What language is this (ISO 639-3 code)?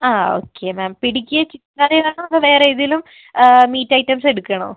mal